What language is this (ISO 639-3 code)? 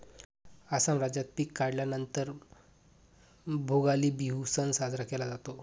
mar